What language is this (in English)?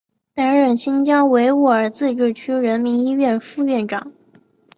Chinese